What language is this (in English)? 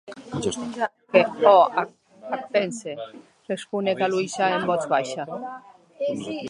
Occitan